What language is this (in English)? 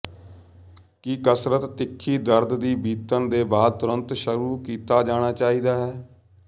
Punjabi